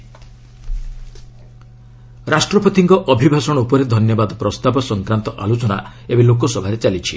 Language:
Odia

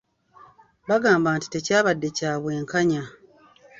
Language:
Ganda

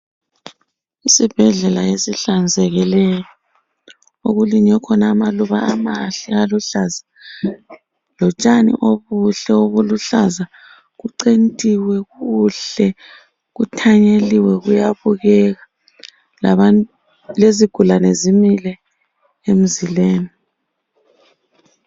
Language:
North Ndebele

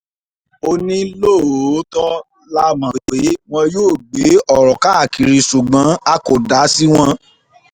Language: Yoruba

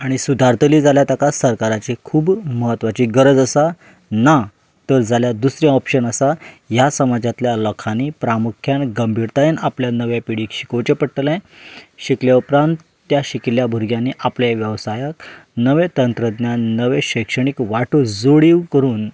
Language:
Konkani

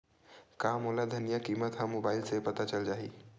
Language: Chhattisgarhi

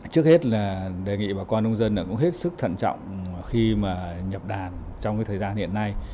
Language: Vietnamese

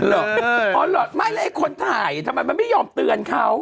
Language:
Thai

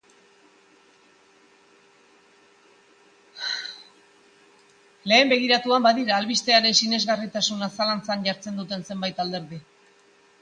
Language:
Basque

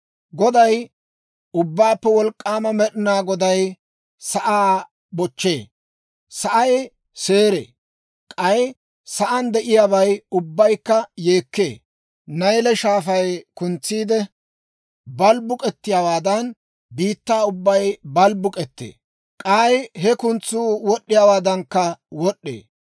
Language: Dawro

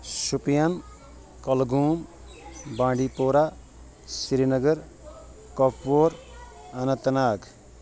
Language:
Kashmiri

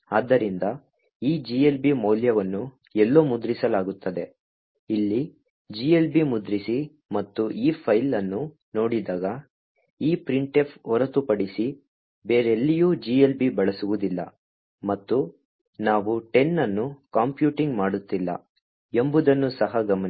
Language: Kannada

